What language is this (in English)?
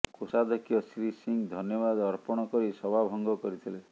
Odia